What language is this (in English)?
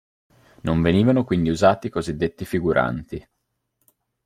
Italian